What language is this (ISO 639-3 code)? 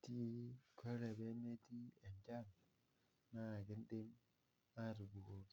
mas